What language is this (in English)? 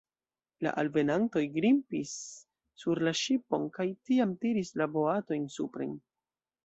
Esperanto